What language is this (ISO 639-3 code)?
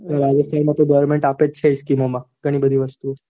guj